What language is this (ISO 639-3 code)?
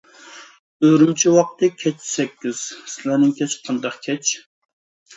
uig